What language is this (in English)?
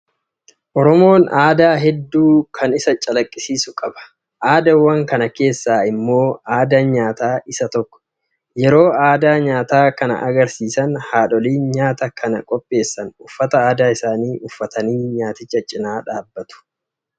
Oromo